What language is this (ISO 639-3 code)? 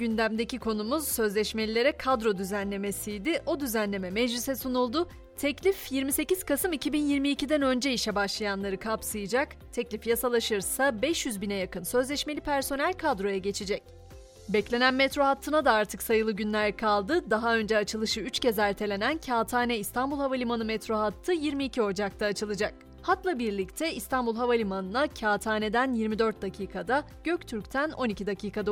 tur